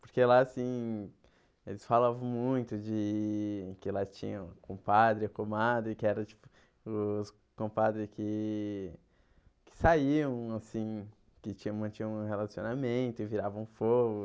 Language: Portuguese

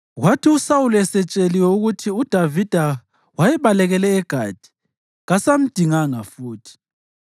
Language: North Ndebele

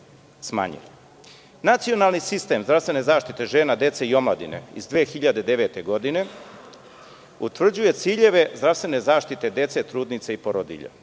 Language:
Serbian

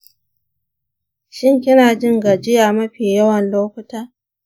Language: Hausa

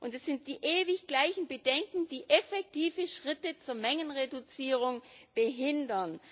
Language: German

